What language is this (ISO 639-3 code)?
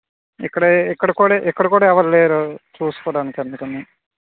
tel